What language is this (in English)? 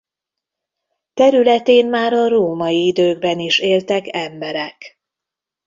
Hungarian